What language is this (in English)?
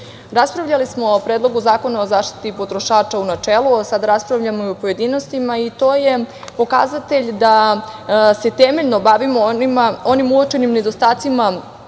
Serbian